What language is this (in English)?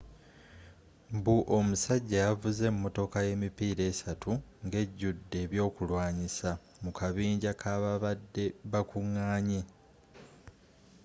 Ganda